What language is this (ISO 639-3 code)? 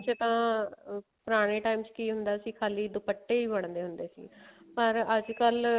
pan